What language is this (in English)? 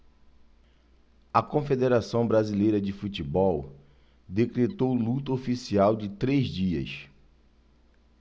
Portuguese